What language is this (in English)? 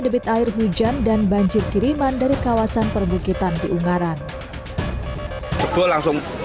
Indonesian